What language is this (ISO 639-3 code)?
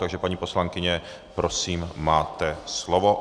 ces